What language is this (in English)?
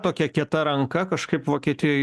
Lithuanian